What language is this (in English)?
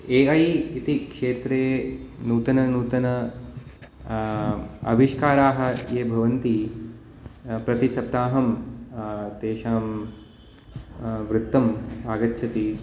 Sanskrit